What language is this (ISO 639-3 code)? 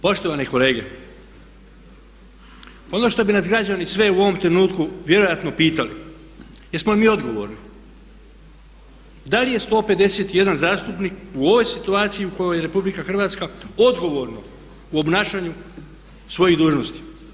hrv